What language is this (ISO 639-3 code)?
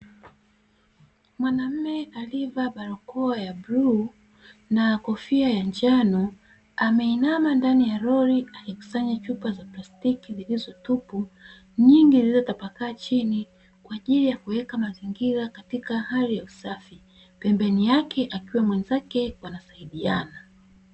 swa